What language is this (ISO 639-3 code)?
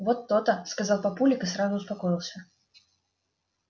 rus